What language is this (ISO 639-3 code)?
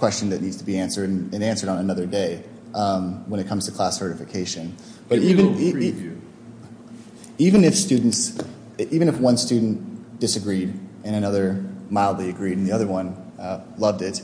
eng